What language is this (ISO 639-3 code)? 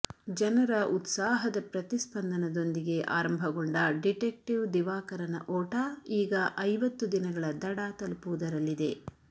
kan